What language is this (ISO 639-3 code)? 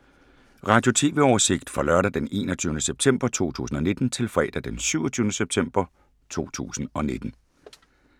dan